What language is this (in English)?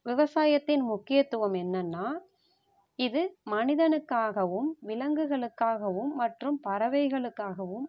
Tamil